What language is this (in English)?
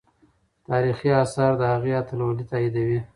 Pashto